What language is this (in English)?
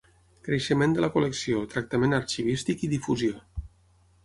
Catalan